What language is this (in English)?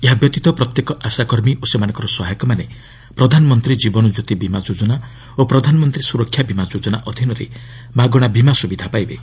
Odia